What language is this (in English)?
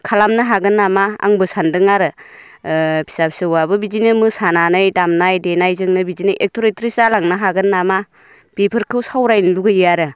Bodo